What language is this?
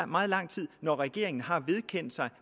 Danish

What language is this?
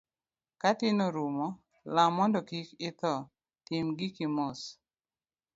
Luo (Kenya and Tanzania)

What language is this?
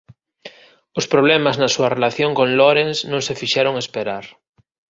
Galician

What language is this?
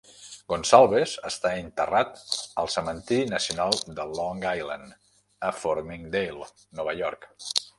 Catalan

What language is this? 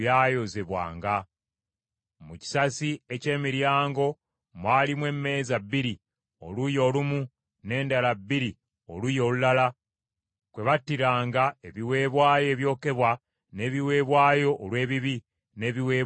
Ganda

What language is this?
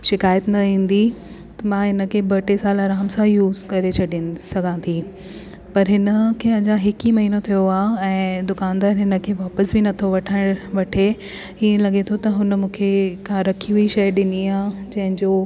Sindhi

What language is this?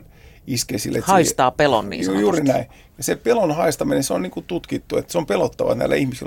Finnish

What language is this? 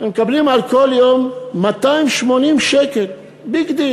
Hebrew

